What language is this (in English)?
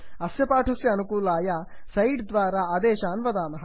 Sanskrit